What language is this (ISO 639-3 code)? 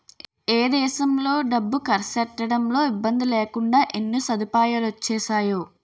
tel